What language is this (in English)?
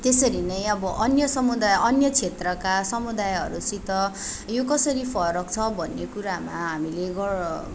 Nepali